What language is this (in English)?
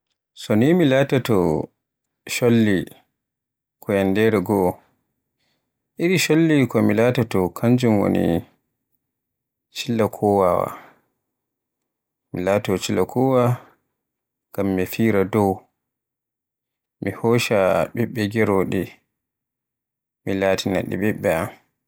Borgu Fulfulde